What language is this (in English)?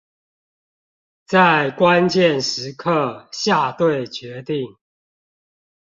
Chinese